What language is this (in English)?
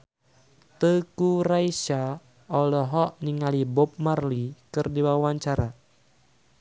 Sundanese